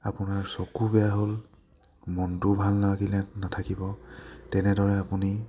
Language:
Assamese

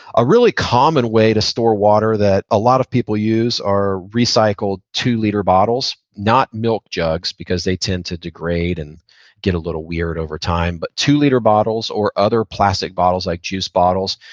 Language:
English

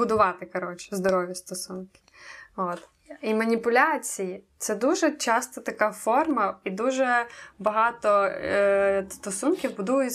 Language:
Ukrainian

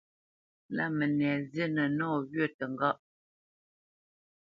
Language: Bamenyam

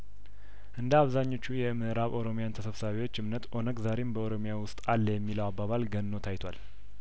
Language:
Amharic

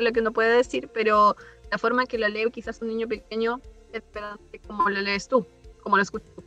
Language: Spanish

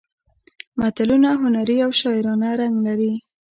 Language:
Pashto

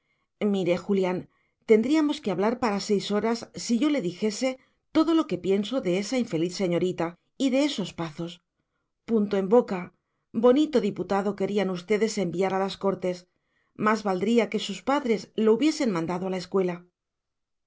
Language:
Spanish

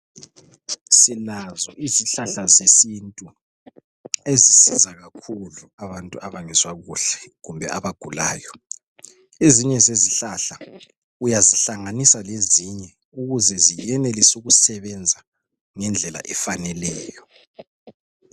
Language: North Ndebele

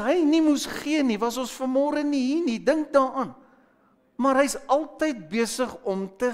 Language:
Dutch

